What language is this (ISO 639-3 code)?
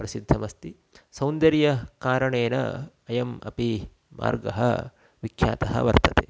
san